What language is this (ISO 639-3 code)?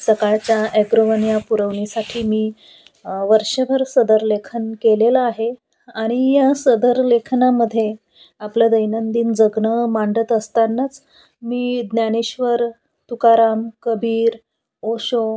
mar